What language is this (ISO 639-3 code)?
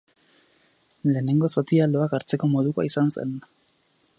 eus